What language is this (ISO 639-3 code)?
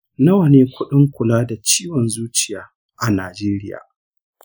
hau